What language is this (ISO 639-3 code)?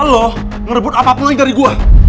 ind